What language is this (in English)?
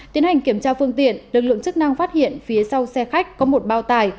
Vietnamese